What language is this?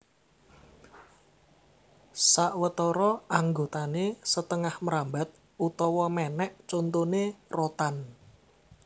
Javanese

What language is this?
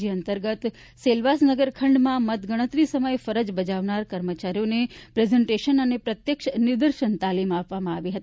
Gujarati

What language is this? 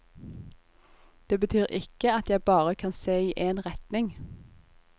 Norwegian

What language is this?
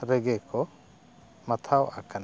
Santali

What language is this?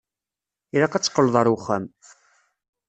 Kabyle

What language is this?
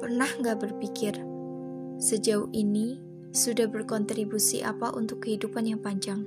Indonesian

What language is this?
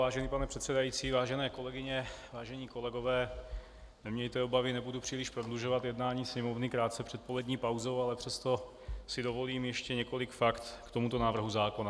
Czech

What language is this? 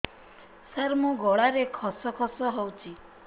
Odia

